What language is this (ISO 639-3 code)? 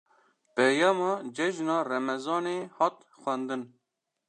kur